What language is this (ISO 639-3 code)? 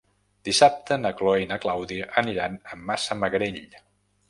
cat